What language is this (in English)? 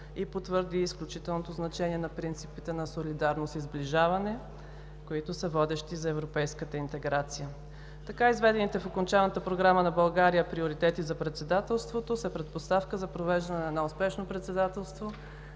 Bulgarian